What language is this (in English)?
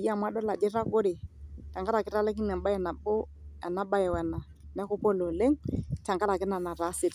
Masai